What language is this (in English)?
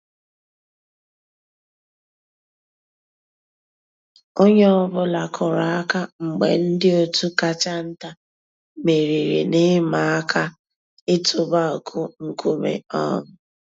Igbo